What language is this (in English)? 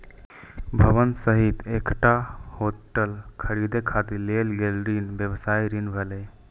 Maithili